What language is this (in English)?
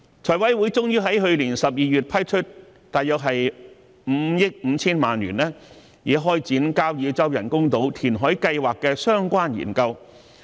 Cantonese